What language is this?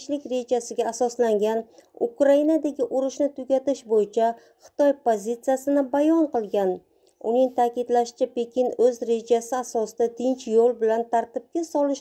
Turkish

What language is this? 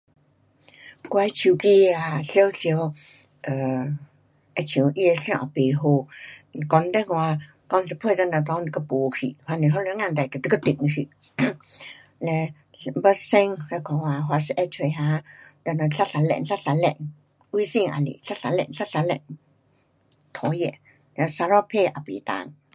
Pu-Xian Chinese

